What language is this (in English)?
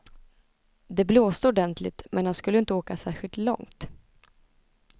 Swedish